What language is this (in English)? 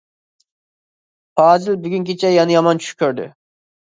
Uyghur